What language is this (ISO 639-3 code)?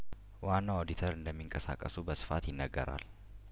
amh